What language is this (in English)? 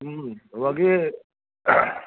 Assamese